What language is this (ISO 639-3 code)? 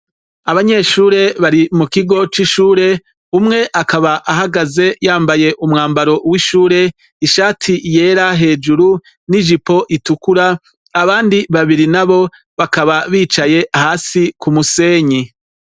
run